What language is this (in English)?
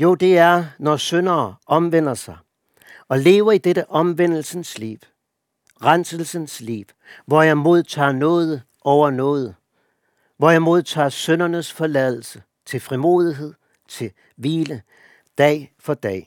Danish